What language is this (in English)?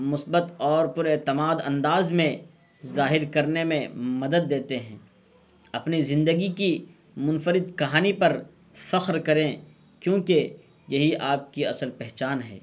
Urdu